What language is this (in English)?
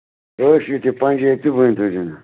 Kashmiri